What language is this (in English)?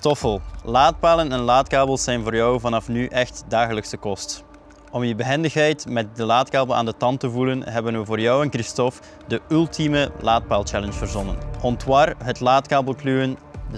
Dutch